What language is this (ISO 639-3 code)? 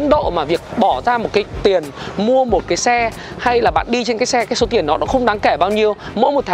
vie